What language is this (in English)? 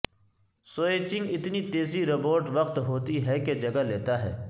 Urdu